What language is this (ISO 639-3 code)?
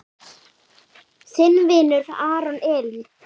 isl